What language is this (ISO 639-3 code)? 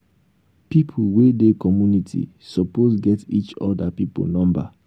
pcm